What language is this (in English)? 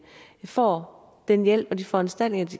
Danish